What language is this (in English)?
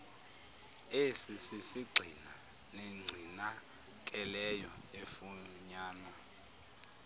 Xhosa